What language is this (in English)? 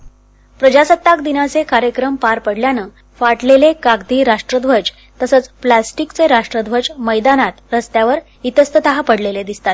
Marathi